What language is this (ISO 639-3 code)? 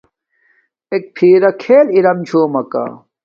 dmk